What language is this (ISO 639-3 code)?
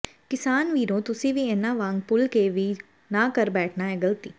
pan